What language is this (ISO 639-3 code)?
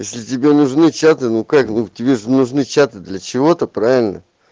rus